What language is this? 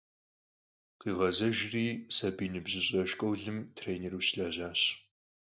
Kabardian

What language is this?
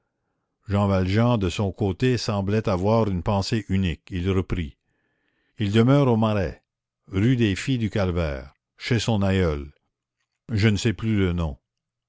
French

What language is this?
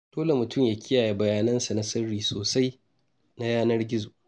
Hausa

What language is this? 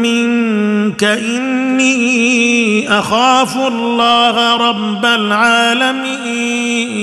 Arabic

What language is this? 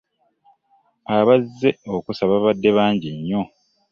Ganda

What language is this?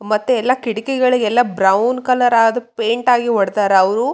Kannada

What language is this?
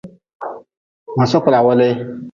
Nawdm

